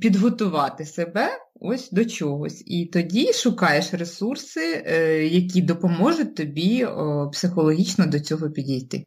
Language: Ukrainian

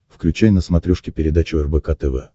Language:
Russian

